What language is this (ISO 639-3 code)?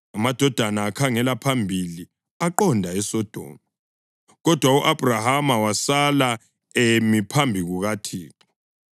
nde